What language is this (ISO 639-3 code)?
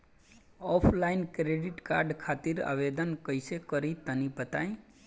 bho